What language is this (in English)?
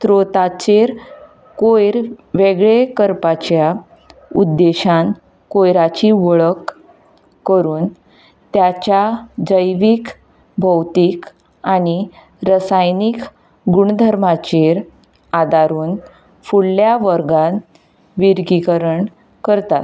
Konkani